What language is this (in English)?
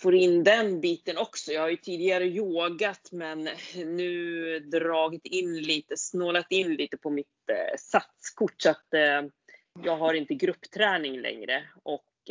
Swedish